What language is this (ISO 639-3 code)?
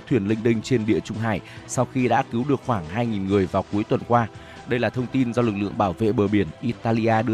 vie